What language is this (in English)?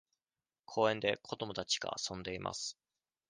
Japanese